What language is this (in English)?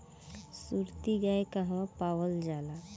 Bhojpuri